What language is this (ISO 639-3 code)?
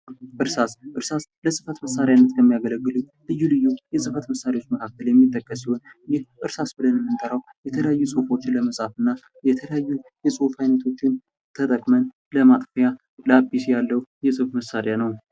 amh